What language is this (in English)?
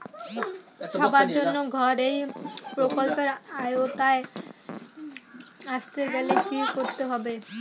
Bangla